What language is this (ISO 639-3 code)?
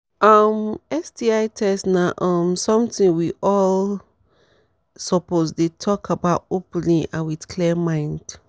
pcm